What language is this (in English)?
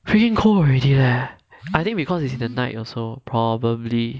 English